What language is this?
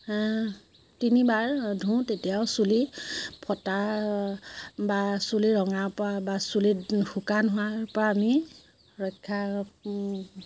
Assamese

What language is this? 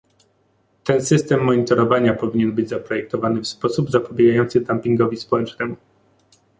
Polish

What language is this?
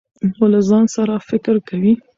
Pashto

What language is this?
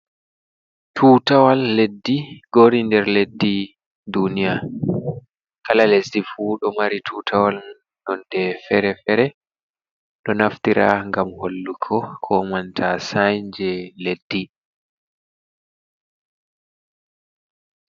Fula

